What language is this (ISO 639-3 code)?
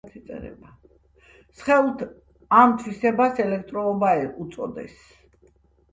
kat